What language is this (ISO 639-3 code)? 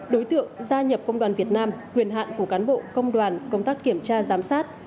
vie